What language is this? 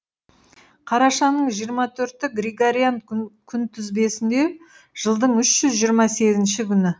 Kazakh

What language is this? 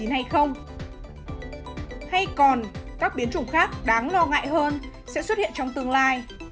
Vietnamese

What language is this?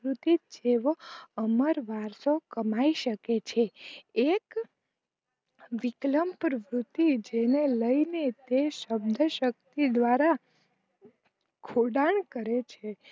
Gujarati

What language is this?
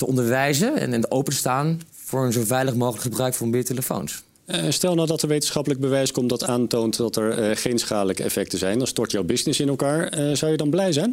Dutch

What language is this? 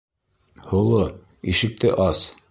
Bashkir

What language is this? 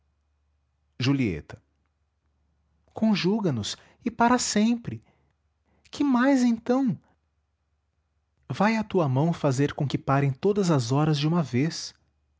Portuguese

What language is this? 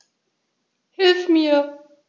German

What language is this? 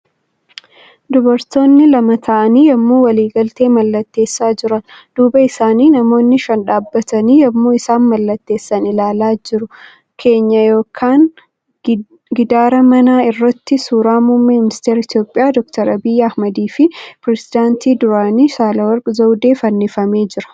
Oromo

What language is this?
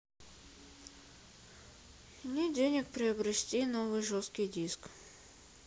Russian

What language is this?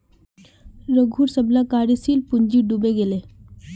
Magahi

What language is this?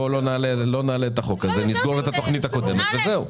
Hebrew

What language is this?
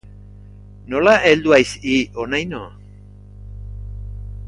Basque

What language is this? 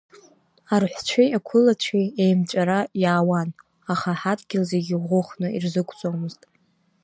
Abkhazian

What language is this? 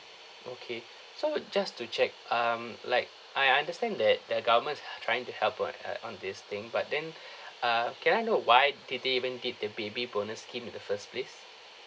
English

